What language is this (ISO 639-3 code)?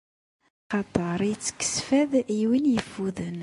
kab